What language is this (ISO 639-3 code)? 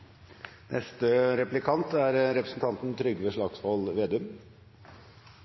nno